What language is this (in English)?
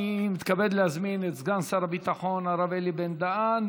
Hebrew